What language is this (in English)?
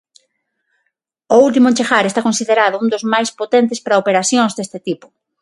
Galician